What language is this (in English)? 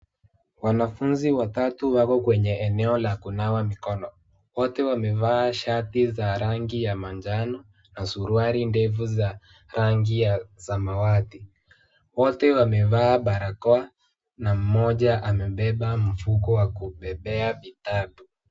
Swahili